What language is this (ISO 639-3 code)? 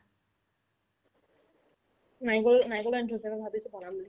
asm